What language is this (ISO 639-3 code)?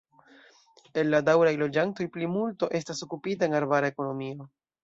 epo